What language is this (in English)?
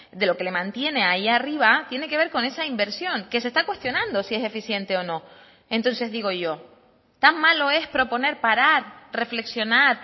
Spanish